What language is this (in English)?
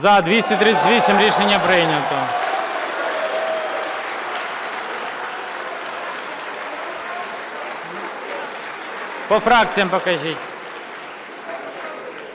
Ukrainian